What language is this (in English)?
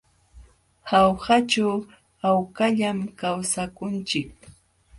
Jauja Wanca Quechua